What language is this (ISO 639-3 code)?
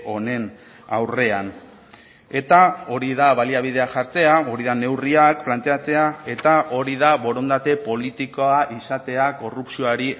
eus